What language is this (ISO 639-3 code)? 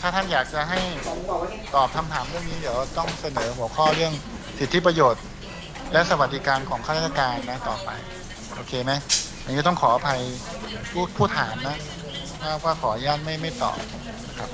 tha